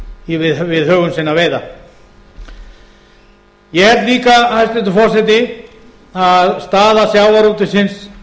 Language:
Icelandic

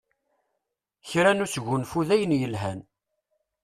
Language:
Kabyle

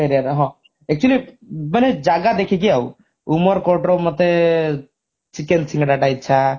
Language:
Odia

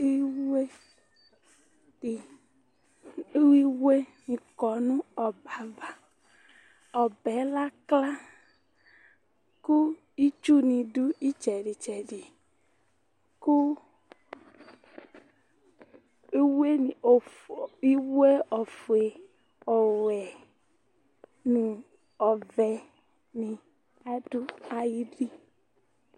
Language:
Ikposo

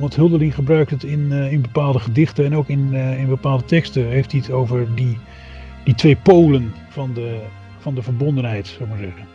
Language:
Dutch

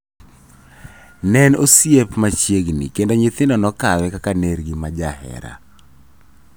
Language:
Luo (Kenya and Tanzania)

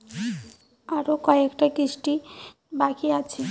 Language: Bangla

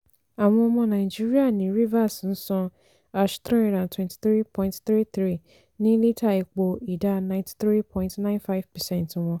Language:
Yoruba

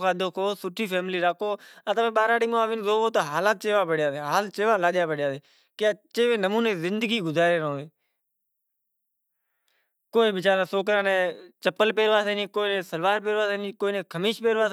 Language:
Kachi Koli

